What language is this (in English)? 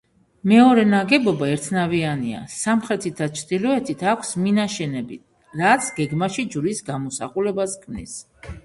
Georgian